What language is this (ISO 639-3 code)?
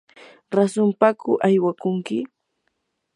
qur